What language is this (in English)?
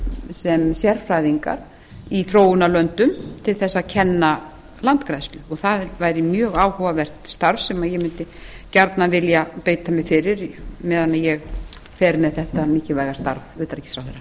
Icelandic